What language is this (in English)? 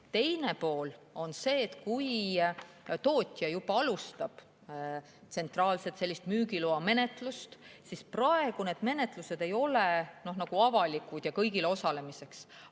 Estonian